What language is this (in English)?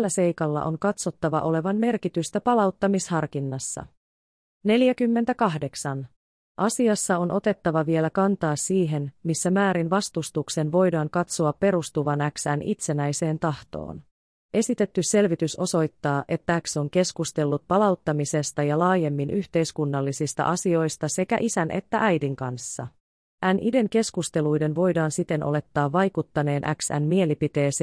Finnish